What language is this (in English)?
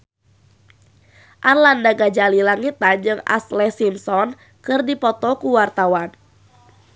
Sundanese